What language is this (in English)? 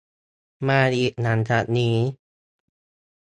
Thai